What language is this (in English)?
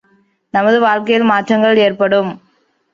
Tamil